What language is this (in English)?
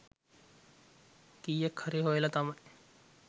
Sinhala